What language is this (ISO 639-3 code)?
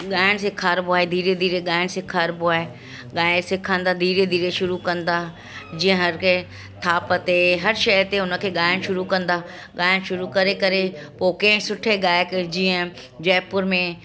snd